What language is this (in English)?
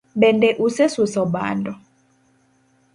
Luo (Kenya and Tanzania)